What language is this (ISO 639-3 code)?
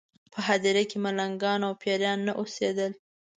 pus